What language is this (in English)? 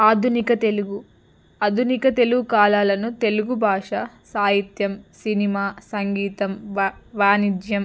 Telugu